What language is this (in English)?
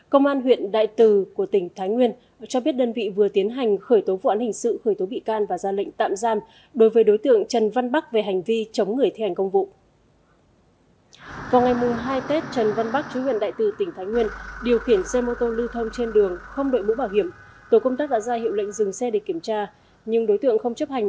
Vietnamese